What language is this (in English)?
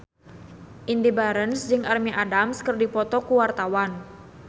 Sundanese